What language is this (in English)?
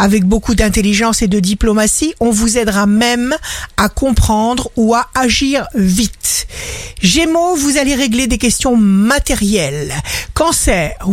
French